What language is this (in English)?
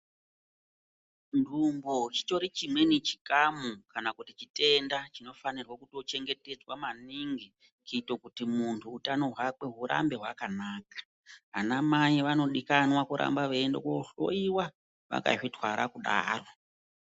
Ndau